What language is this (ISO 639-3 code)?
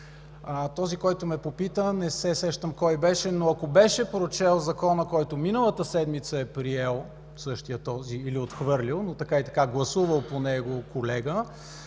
bul